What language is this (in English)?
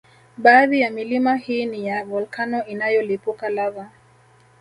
Swahili